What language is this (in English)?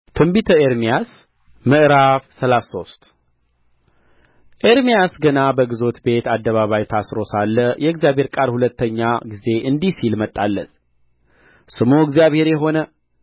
Amharic